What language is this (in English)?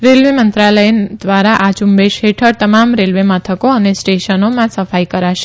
Gujarati